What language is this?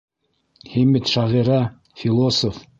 Bashkir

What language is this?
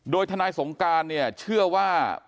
Thai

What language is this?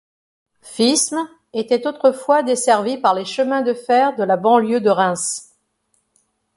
French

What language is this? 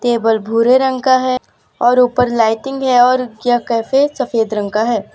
Hindi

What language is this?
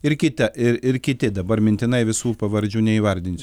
Lithuanian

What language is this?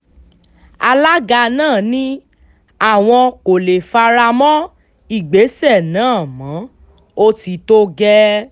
Yoruba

